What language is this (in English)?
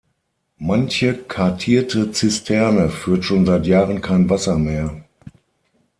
German